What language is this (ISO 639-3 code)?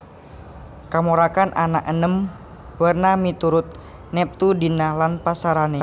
jav